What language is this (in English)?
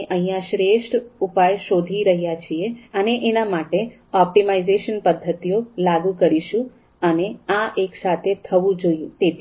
Gujarati